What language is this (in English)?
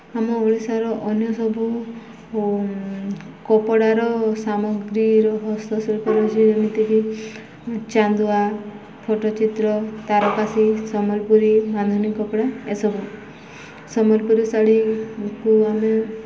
Odia